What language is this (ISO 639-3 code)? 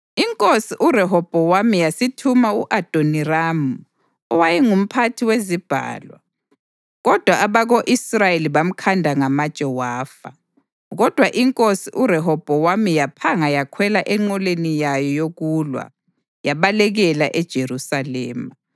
nde